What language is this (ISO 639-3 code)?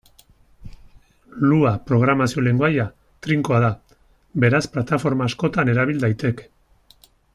eus